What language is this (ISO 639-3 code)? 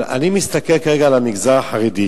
heb